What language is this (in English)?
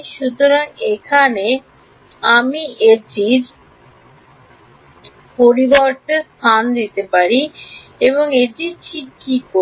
Bangla